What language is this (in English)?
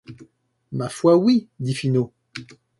French